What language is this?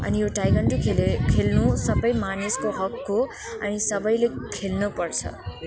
Nepali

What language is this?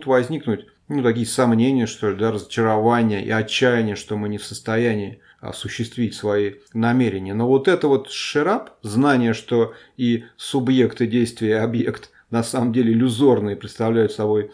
Russian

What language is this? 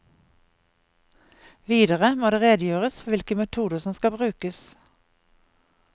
Norwegian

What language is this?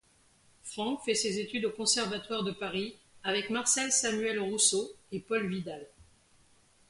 French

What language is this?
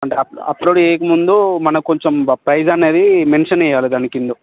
Telugu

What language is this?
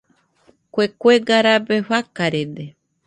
Nüpode Huitoto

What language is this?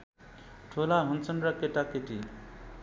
Nepali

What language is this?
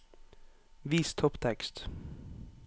Norwegian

